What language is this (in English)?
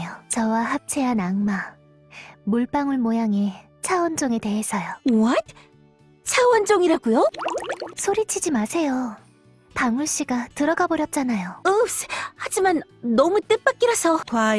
Korean